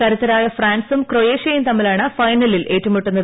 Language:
Malayalam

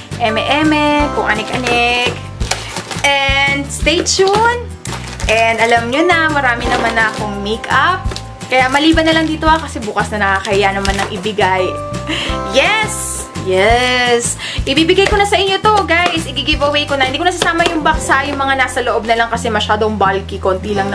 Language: Filipino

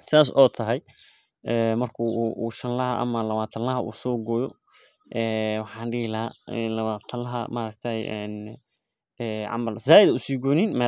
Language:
Somali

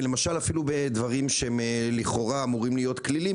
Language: Hebrew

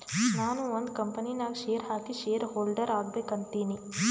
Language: Kannada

